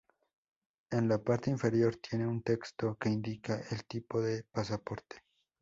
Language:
Spanish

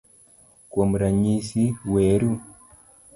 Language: Luo (Kenya and Tanzania)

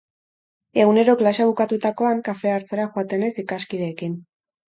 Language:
Basque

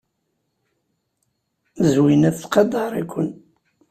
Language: Kabyle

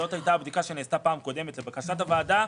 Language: Hebrew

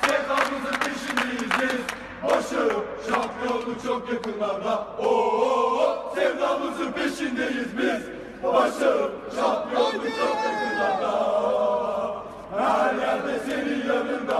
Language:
Turkish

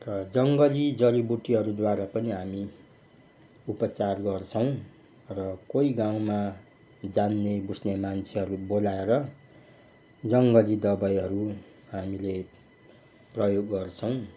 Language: Nepali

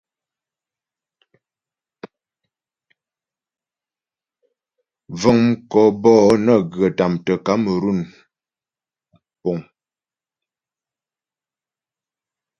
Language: Ghomala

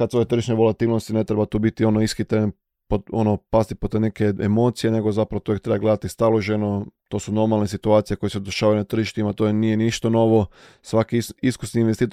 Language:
Croatian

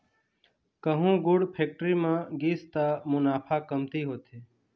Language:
Chhattisgarhi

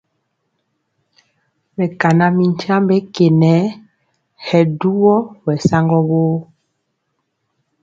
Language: Mpiemo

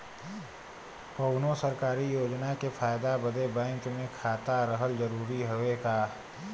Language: Bhojpuri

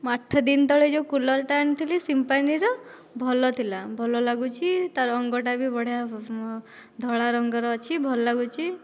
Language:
Odia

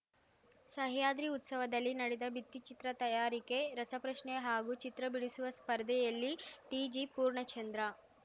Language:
Kannada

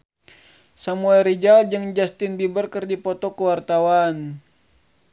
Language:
Sundanese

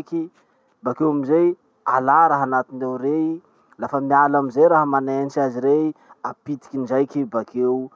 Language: Masikoro Malagasy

